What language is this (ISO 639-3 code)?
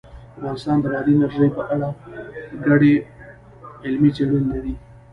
pus